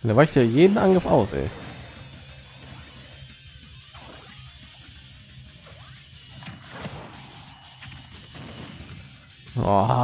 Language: German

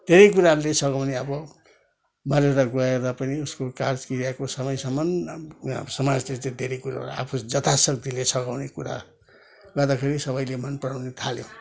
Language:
Nepali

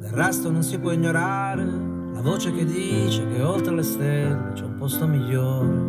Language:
Italian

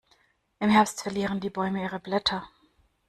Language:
German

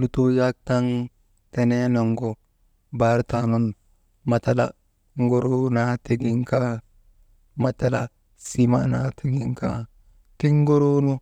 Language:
Maba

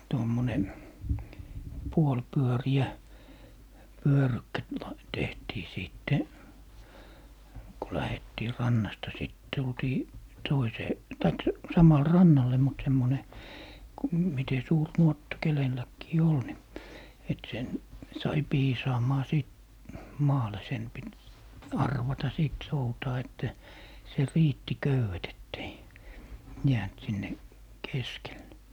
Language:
Finnish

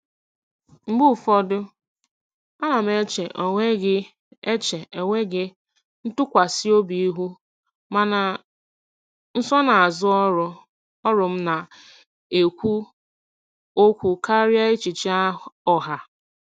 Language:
Igbo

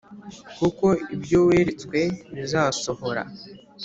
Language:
Kinyarwanda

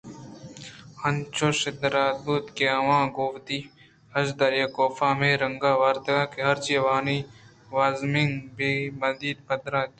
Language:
Eastern Balochi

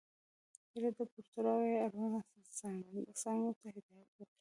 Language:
Pashto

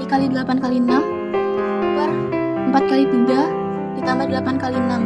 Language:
Indonesian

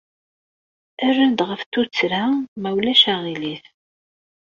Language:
Kabyle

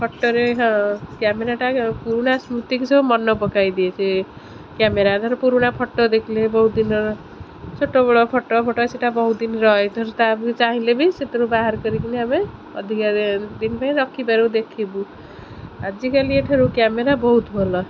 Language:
Odia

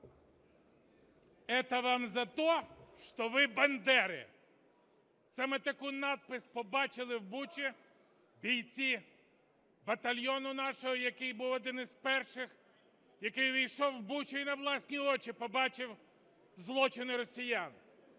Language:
Ukrainian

